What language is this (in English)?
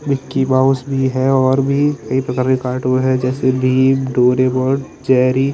Hindi